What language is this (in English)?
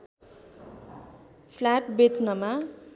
Nepali